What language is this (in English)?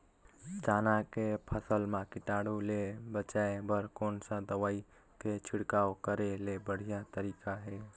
Chhattisgarhi